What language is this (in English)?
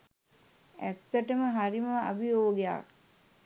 Sinhala